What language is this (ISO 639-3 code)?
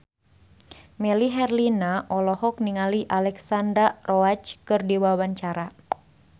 sun